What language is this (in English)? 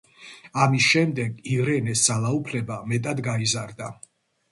Georgian